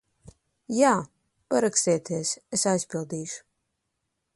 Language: Latvian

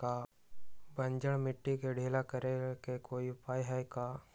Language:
Magahi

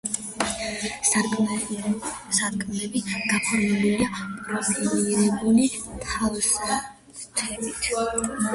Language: Georgian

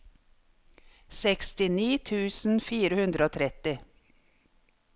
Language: Norwegian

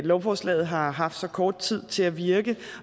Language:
Danish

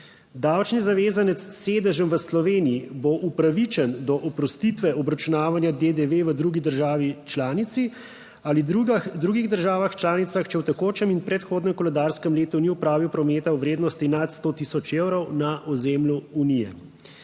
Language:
Slovenian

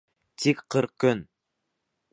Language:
Bashkir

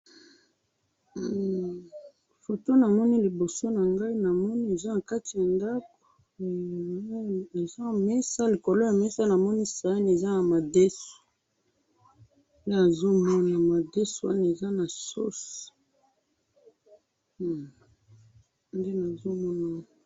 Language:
Lingala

